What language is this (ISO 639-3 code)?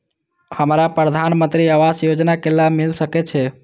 mai